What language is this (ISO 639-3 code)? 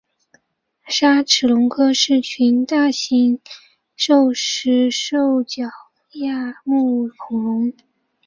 zho